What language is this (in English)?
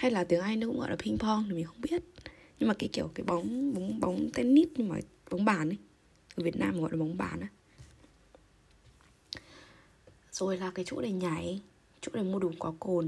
Vietnamese